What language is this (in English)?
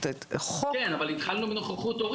Hebrew